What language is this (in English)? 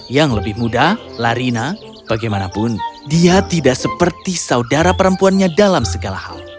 Indonesian